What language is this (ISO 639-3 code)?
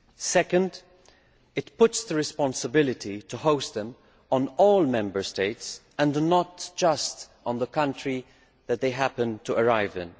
eng